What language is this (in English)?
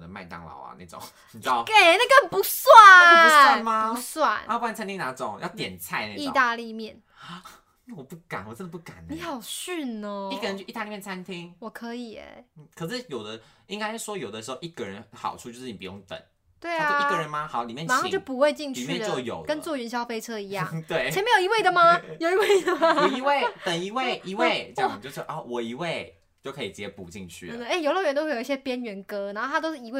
Chinese